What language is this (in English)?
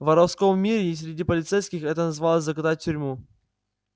Russian